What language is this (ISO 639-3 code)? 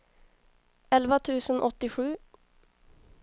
swe